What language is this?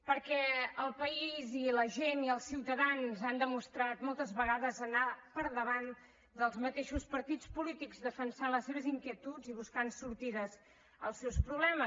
Catalan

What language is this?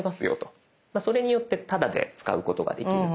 Japanese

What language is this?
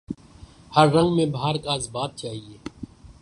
Urdu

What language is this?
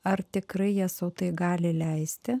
Lithuanian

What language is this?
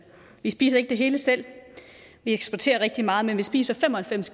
Danish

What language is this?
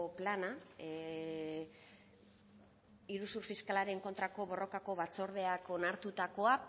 Basque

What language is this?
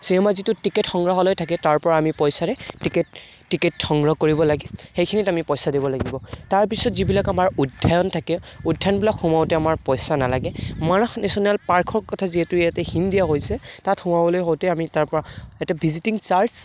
Assamese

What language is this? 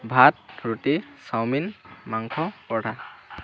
Assamese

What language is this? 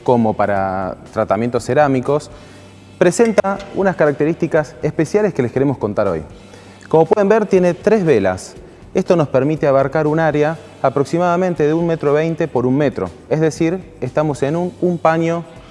Spanish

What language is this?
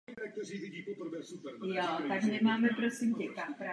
Czech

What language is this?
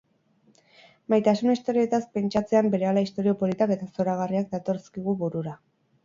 Basque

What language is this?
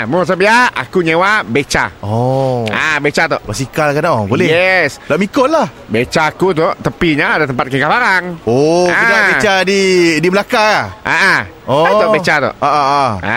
Malay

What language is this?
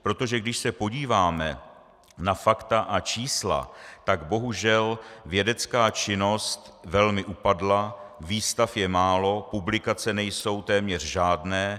Czech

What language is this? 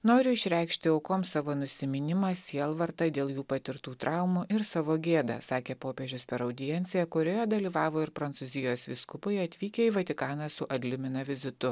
Lithuanian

